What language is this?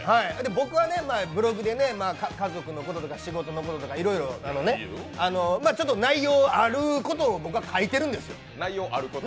Japanese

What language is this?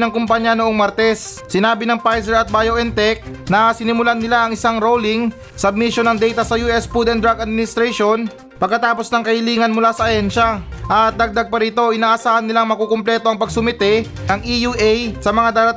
Filipino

